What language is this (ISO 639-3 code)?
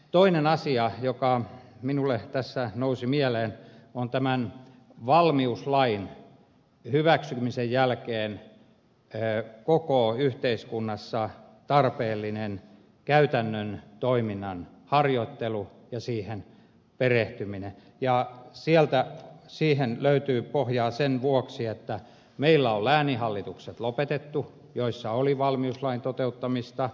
fin